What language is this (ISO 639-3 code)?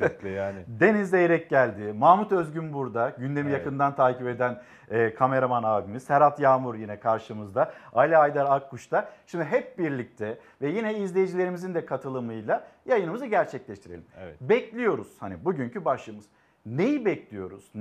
tur